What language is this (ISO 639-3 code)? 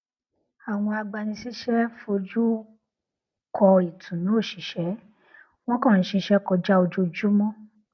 yor